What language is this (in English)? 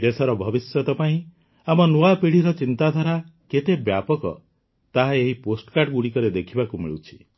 Odia